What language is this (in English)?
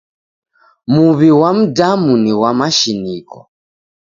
Taita